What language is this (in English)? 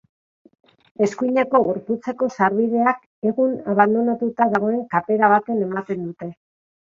Basque